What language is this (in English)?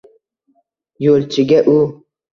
Uzbek